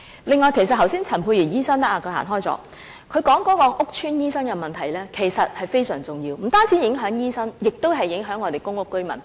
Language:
Cantonese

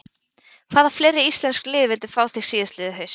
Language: Icelandic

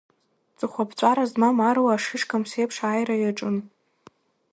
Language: Abkhazian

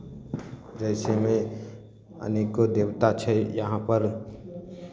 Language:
Maithili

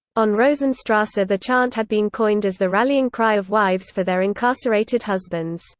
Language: English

